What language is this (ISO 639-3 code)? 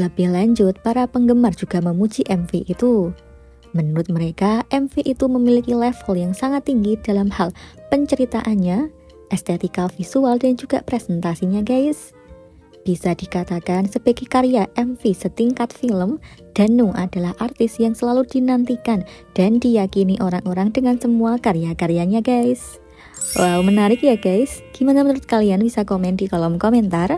ind